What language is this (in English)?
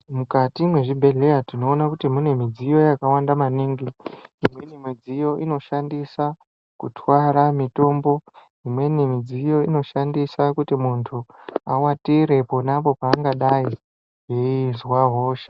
Ndau